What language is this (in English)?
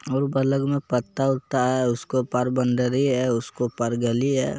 Magahi